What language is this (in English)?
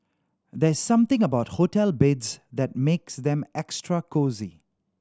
English